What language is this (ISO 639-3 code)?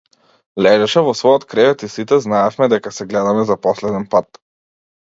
mkd